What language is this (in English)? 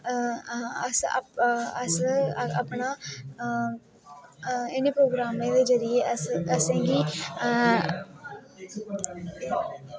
Dogri